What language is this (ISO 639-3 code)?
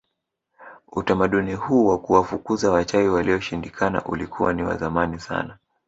swa